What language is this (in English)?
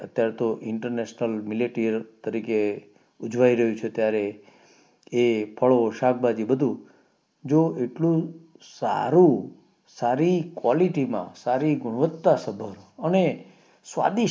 Gujarati